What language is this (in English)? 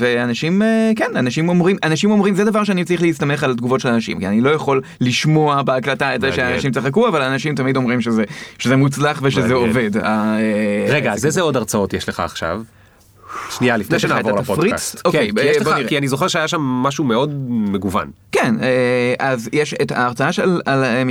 Hebrew